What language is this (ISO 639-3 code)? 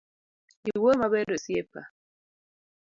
luo